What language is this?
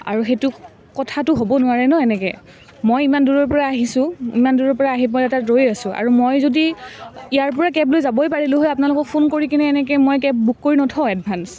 Assamese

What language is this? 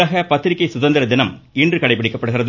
Tamil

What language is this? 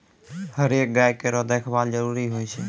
Maithili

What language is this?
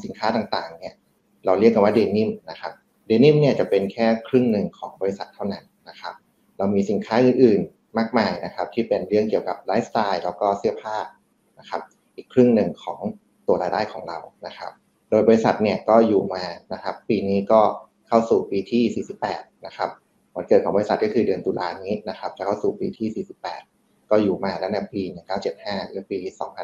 Thai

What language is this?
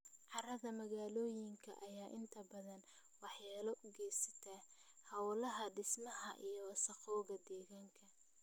Somali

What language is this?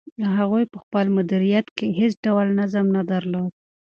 Pashto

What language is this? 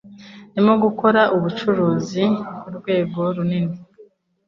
Kinyarwanda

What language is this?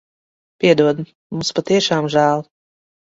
Latvian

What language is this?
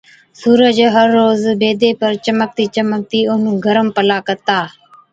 Od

